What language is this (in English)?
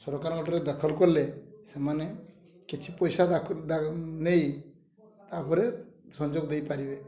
Odia